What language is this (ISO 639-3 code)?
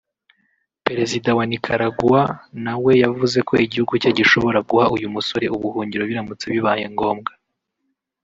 kin